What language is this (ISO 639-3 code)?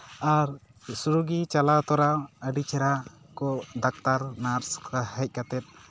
sat